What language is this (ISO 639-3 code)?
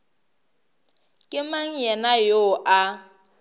nso